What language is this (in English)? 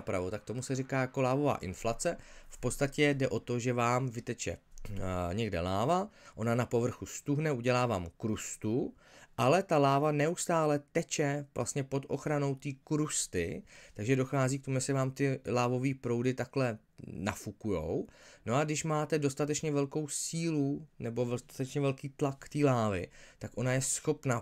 Czech